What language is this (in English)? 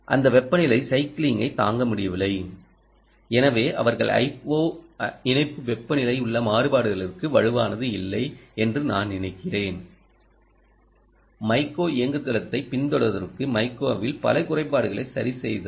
Tamil